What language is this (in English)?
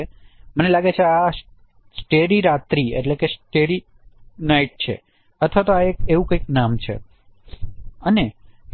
Gujarati